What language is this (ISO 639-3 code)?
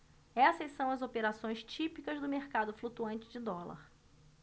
por